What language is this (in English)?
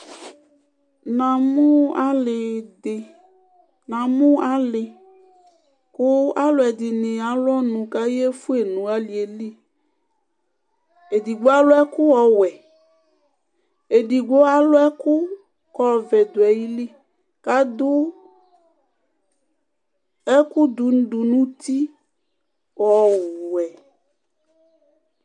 Ikposo